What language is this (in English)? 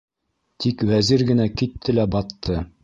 Bashkir